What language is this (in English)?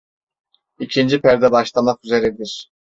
Turkish